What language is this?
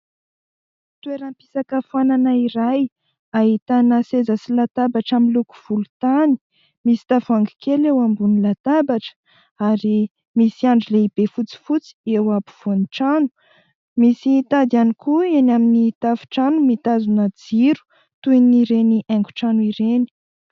Malagasy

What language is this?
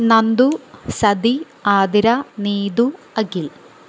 Malayalam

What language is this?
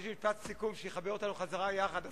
Hebrew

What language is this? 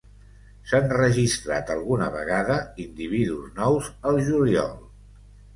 Catalan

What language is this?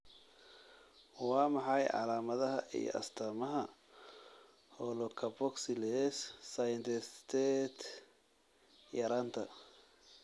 Somali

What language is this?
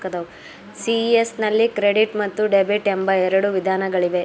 Kannada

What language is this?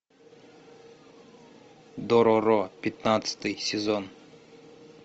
Russian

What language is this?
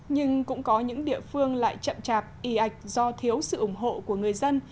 Vietnamese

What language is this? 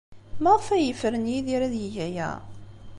Kabyle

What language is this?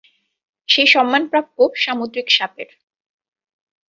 Bangla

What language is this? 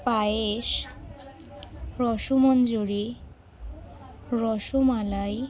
Bangla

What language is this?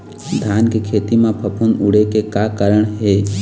Chhattisgarhi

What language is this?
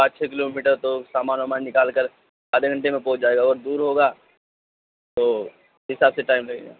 Urdu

